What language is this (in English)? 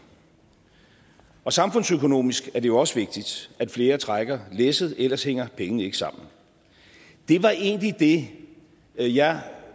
Danish